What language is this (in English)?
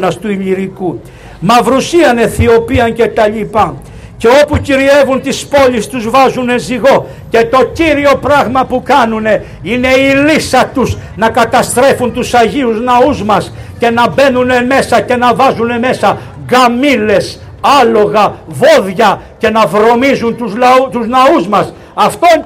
Greek